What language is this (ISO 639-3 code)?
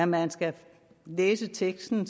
dan